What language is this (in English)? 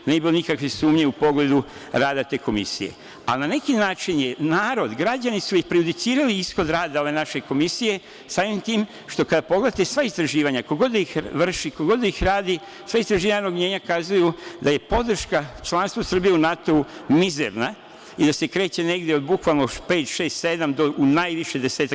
Serbian